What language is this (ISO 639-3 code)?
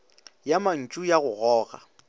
nso